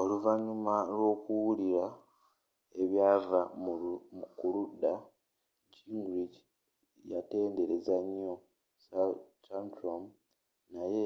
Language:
Ganda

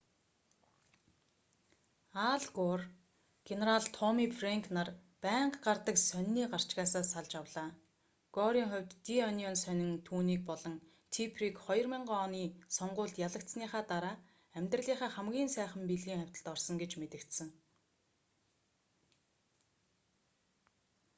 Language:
Mongolian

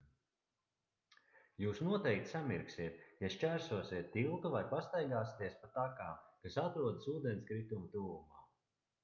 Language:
Latvian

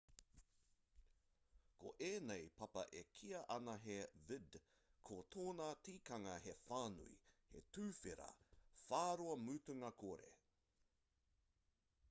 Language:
Māori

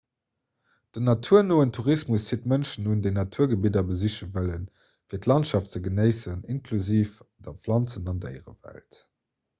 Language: Luxembourgish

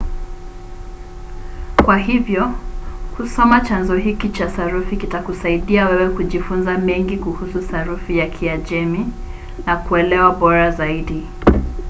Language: Swahili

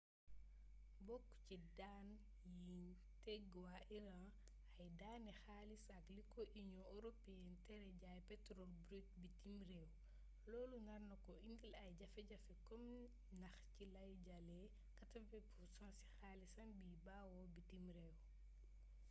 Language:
Wolof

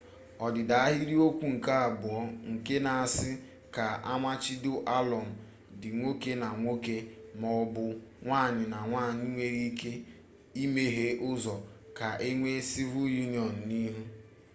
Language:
Igbo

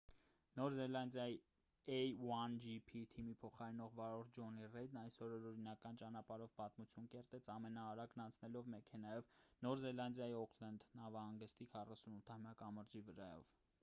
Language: Armenian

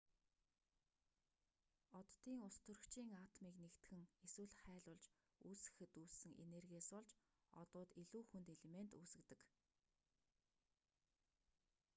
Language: Mongolian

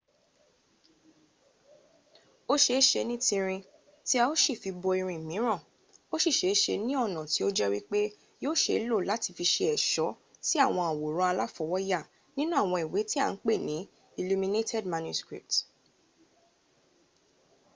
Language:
Yoruba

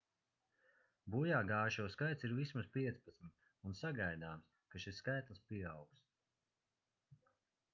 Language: Latvian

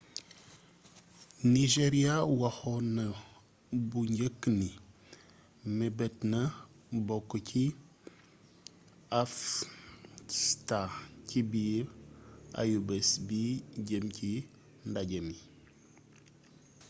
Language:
Wolof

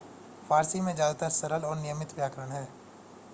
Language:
Hindi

